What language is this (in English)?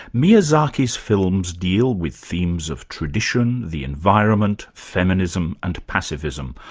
English